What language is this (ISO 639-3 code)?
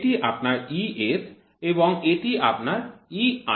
ben